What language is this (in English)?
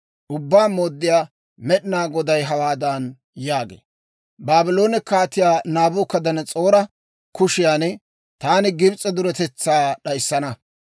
Dawro